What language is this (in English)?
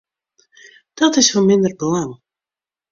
Western Frisian